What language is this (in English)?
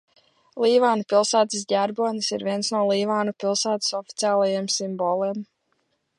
Latvian